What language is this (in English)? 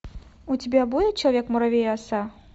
Russian